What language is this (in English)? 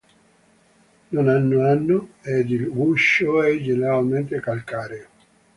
Italian